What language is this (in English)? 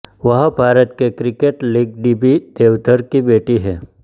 Hindi